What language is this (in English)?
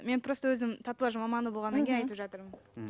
Kazakh